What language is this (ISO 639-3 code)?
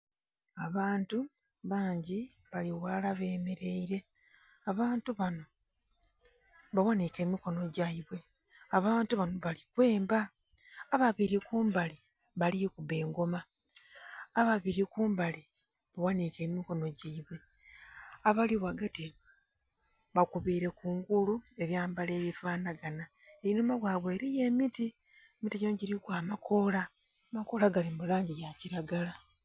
xog